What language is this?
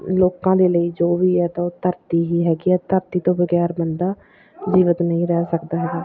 Punjabi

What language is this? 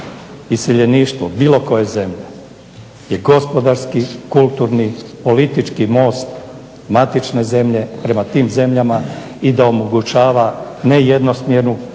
Croatian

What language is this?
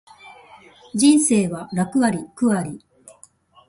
Japanese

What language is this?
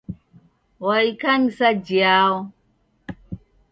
Taita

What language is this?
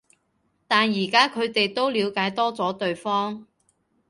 Cantonese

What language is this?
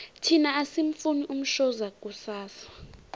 South Ndebele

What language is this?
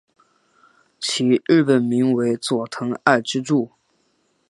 Chinese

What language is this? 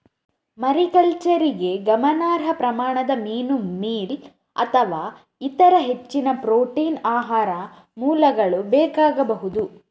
Kannada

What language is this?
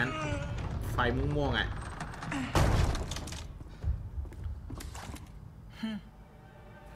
Thai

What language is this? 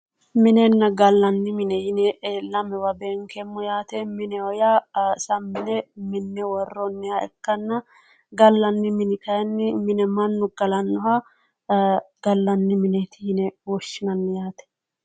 Sidamo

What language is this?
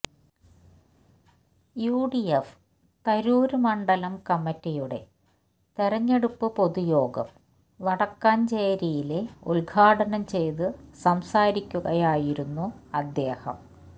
Malayalam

